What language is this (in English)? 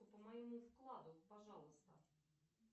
Russian